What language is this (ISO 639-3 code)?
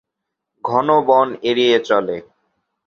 ben